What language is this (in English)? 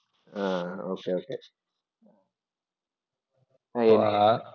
Malayalam